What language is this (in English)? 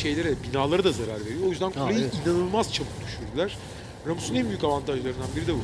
Turkish